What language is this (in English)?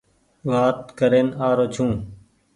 Goaria